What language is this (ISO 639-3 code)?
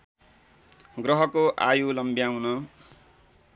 nep